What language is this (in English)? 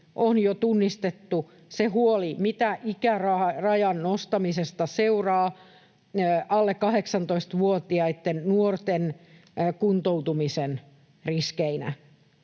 Finnish